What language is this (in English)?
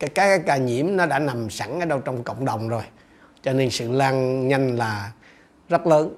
Vietnamese